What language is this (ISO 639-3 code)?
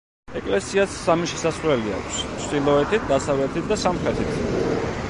kat